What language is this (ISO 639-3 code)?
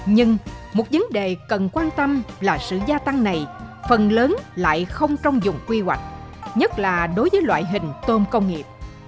vie